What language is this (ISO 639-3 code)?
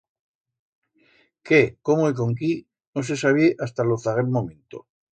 arg